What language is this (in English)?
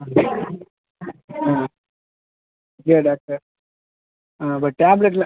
Tamil